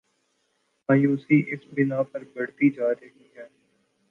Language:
Urdu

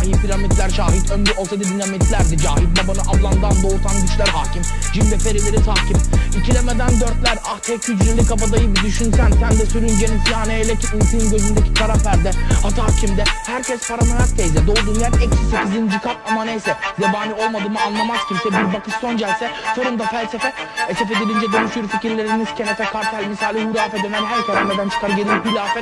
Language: Turkish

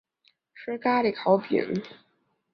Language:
Chinese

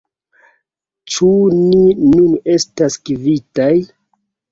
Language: Esperanto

